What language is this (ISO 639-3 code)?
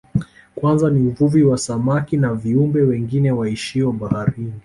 swa